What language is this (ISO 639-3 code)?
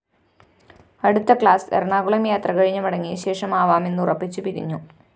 mal